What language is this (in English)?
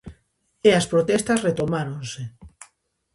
Galician